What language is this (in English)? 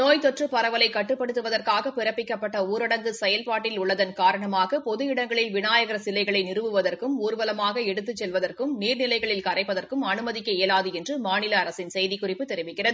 Tamil